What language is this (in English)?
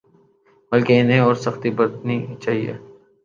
Urdu